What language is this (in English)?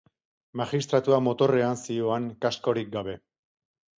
Basque